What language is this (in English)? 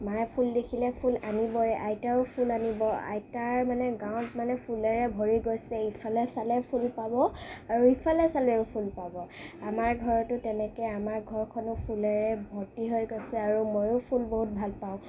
Assamese